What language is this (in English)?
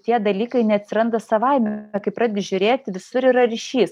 Lithuanian